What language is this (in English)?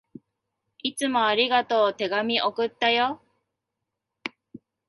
Japanese